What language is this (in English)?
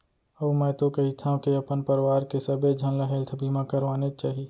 Chhattisgarhi